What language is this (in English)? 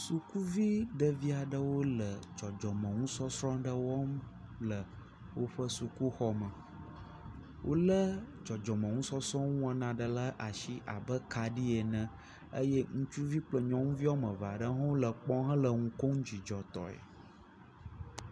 Ewe